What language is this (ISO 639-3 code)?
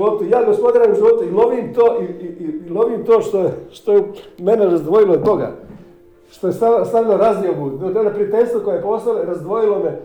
hrv